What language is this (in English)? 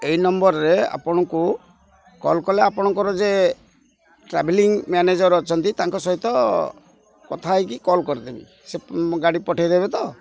Odia